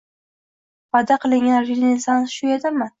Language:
Uzbek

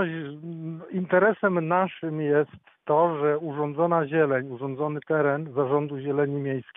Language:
Polish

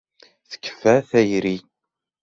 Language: Kabyle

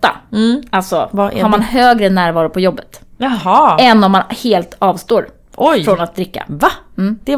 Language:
Swedish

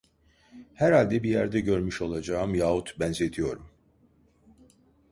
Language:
Turkish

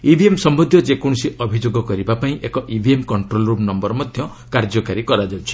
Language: Odia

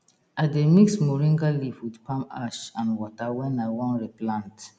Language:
Nigerian Pidgin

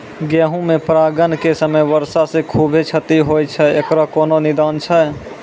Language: Maithili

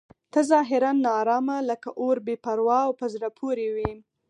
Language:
Pashto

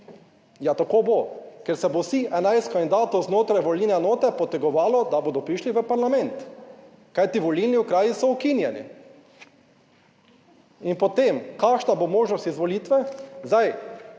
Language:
Slovenian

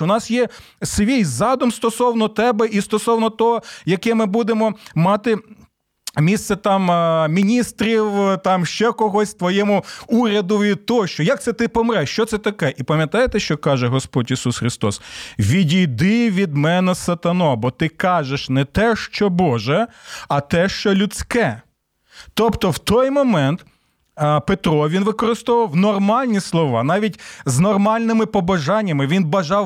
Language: Ukrainian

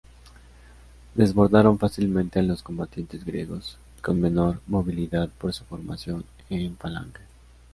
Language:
Spanish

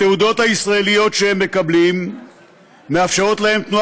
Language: Hebrew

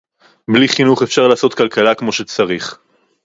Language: Hebrew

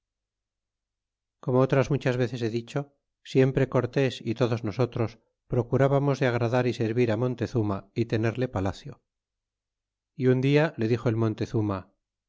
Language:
Spanish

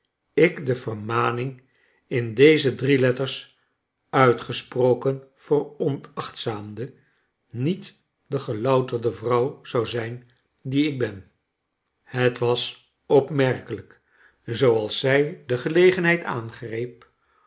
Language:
Dutch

